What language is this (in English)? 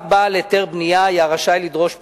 Hebrew